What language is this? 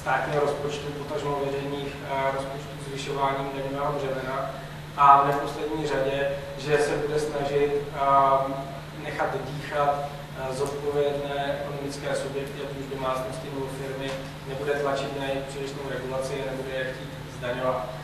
Czech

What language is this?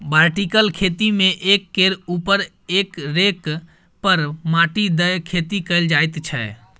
Maithili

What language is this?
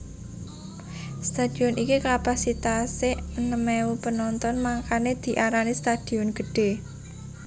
Javanese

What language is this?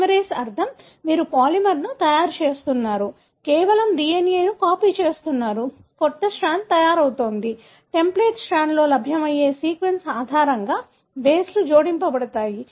Telugu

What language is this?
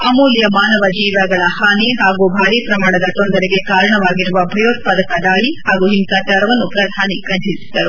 Kannada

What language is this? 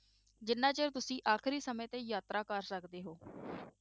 Punjabi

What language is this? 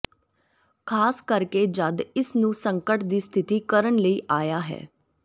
Punjabi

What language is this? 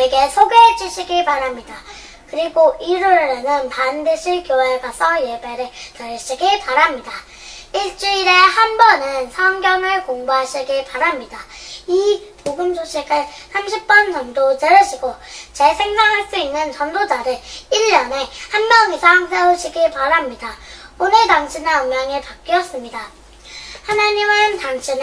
Korean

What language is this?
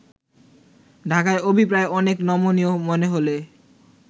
Bangla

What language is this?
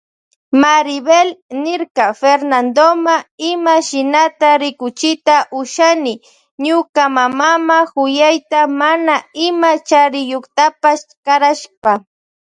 Loja Highland Quichua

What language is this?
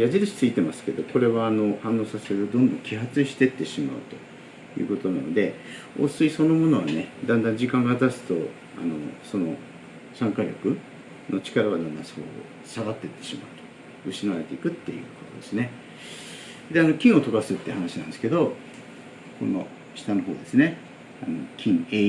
Japanese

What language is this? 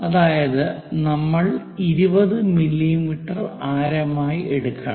Malayalam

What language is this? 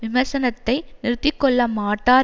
Tamil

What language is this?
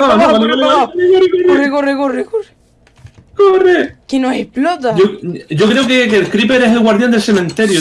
Spanish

